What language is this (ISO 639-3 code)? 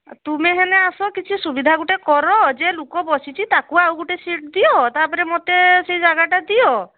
ori